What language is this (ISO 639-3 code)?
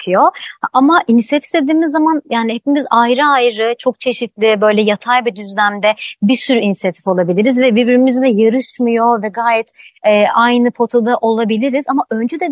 tur